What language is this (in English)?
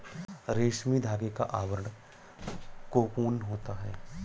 Hindi